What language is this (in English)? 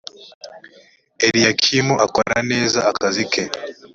Kinyarwanda